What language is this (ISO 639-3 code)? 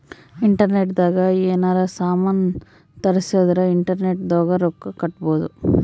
kan